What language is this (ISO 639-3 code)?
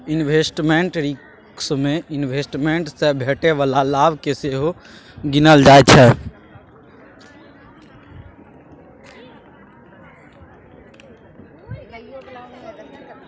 mai